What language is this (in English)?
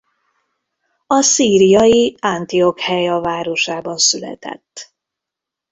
Hungarian